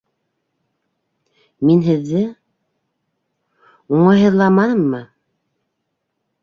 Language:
Bashkir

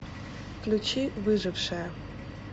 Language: Russian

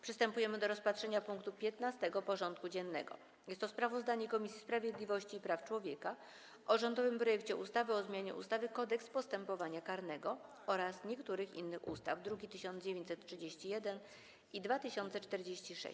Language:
Polish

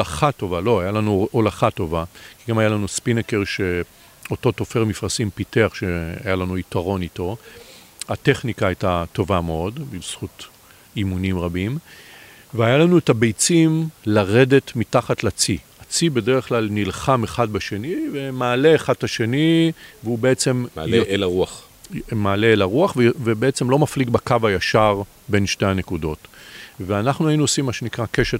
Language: Hebrew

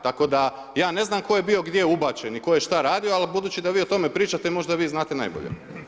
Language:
Croatian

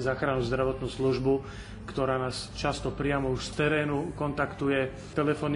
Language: Slovak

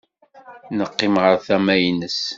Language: Kabyle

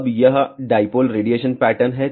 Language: Hindi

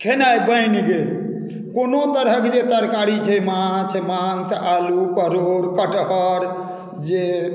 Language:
Maithili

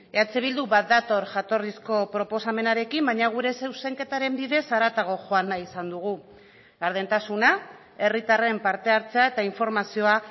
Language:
Basque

